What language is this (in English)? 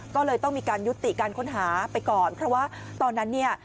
Thai